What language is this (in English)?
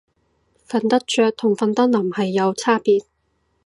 Cantonese